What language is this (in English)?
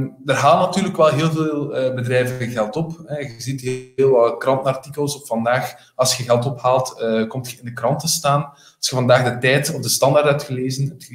Dutch